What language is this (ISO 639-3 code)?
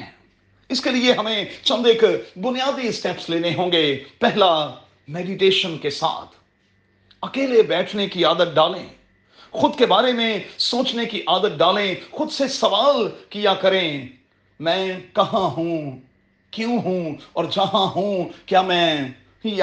urd